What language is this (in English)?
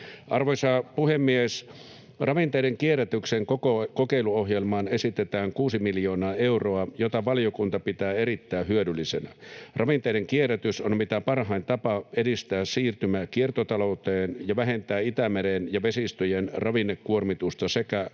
Finnish